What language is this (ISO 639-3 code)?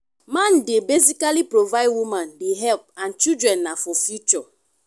pcm